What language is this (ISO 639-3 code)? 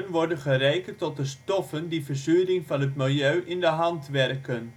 nld